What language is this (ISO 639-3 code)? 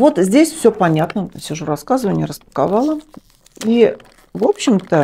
rus